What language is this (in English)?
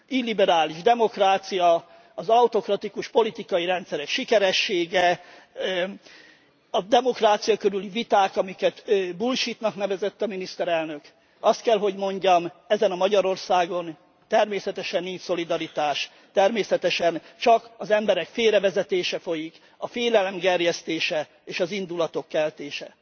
Hungarian